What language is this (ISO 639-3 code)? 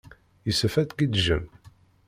kab